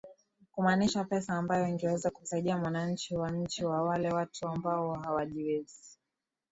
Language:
Swahili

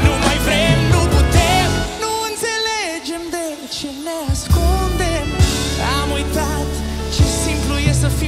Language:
Romanian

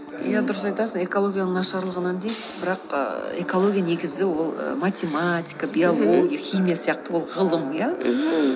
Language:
Kazakh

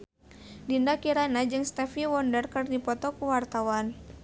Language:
Sundanese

